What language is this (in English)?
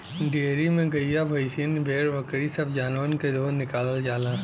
Bhojpuri